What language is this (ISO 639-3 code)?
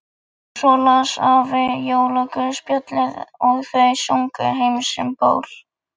isl